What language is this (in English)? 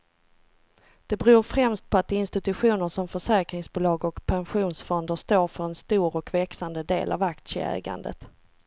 Swedish